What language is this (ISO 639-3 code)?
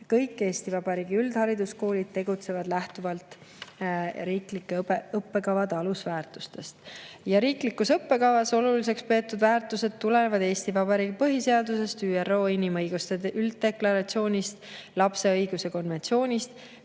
est